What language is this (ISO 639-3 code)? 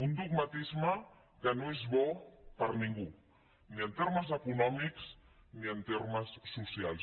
cat